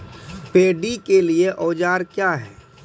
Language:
Maithili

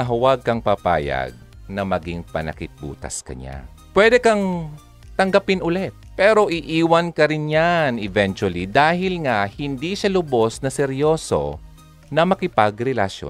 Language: Filipino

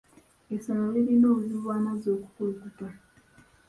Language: Ganda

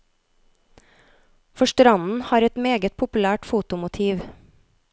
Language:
Norwegian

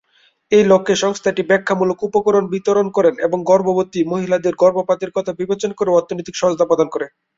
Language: Bangla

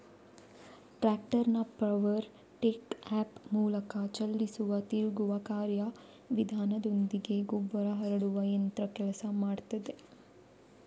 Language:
Kannada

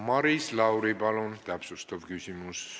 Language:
Estonian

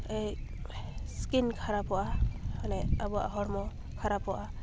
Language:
Santali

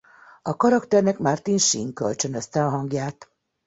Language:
Hungarian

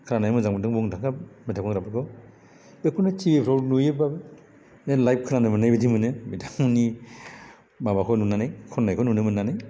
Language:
Bodo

